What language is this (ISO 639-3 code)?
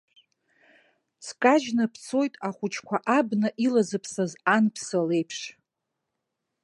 abk